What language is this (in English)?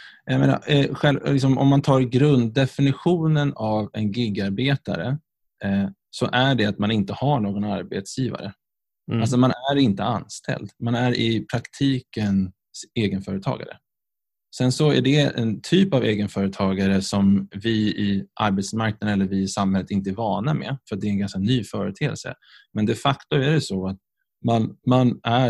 Swedish